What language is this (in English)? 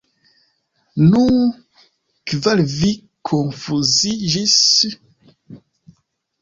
Esperanto